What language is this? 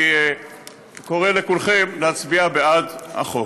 Hebrew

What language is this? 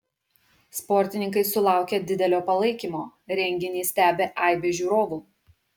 Lithuanian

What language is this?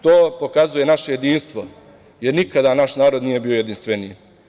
Serbian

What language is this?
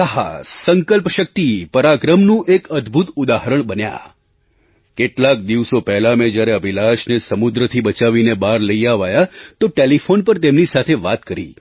Gujarati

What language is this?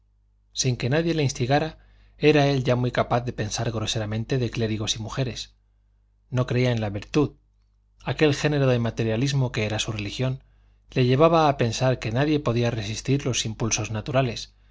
Spanish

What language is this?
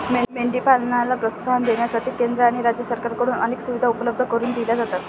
Marathi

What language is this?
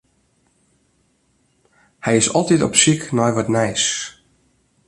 Western Frisian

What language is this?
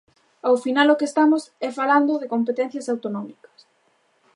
Galician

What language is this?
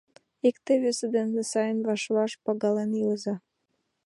Mari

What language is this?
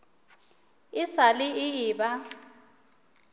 Northern Sotho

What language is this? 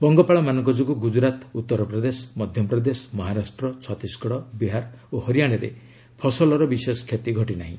Odia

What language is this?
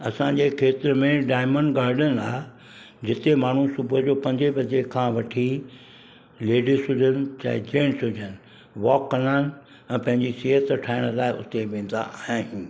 Sindhi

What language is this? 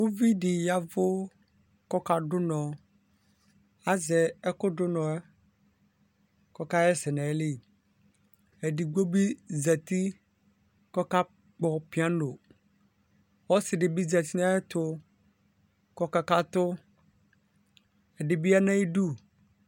Ikposo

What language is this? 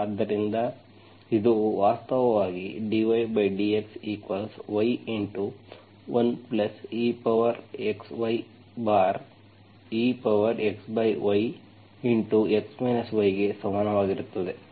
Kannada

